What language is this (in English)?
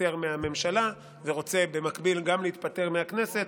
Hebrew